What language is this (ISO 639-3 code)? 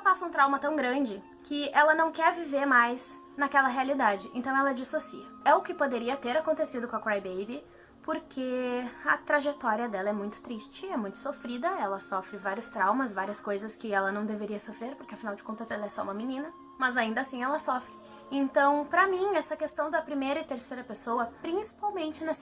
por